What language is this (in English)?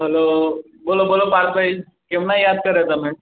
Gujarati